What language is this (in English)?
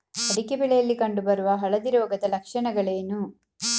Kannada